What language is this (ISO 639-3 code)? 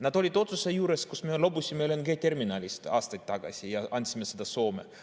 est